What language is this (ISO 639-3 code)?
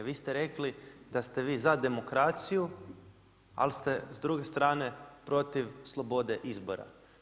hrv